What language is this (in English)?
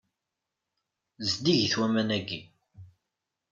Kabyle